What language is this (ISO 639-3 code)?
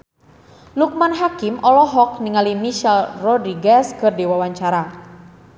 sun